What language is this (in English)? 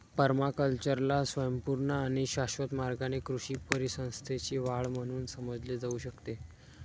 Marathi